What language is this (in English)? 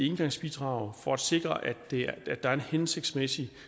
Danish